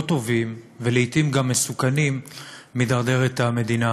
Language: Hebrew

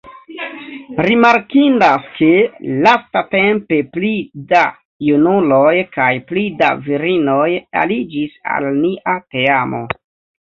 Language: Esperanto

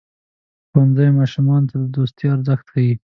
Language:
Pashto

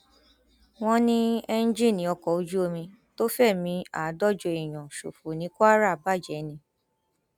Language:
Yoruba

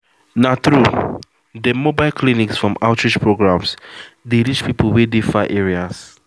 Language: Nigerian Pidgin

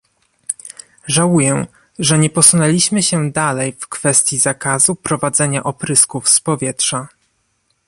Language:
Polish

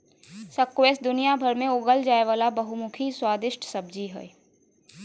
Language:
Magahi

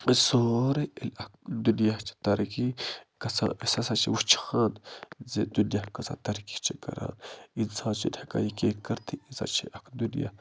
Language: Kashmiri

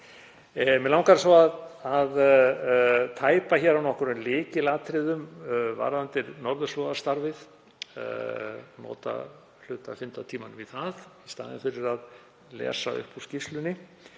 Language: Icelandic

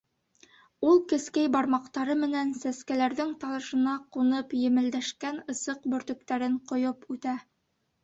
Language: Bashkir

